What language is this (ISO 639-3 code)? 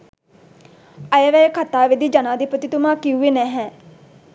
sin